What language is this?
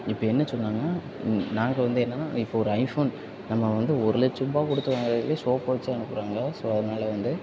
Tamil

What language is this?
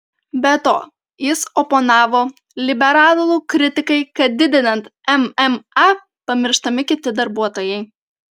Lithuanian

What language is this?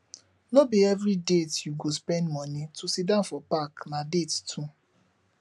Nigerian Pidgin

